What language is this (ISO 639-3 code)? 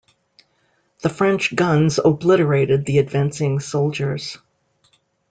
eng